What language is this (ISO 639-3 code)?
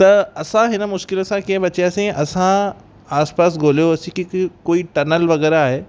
snd